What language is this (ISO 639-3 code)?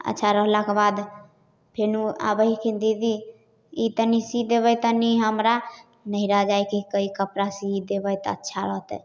mai